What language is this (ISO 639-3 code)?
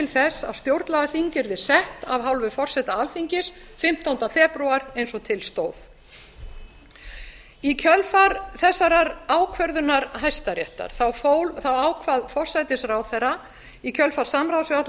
isl